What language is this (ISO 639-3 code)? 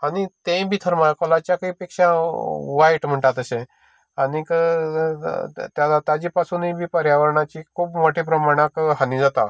kok